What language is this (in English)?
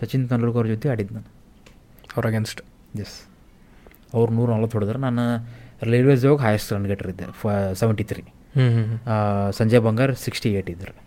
Kannada